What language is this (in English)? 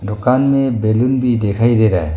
Hindi